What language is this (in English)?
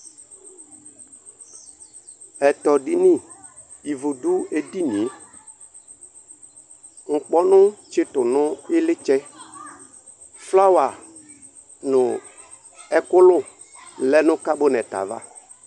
Ikposo